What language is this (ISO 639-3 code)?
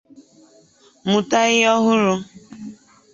ibo